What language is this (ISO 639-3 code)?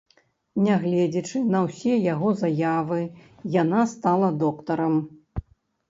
bel